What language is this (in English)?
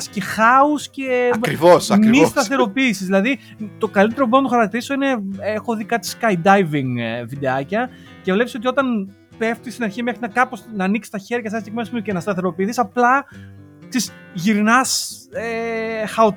Greek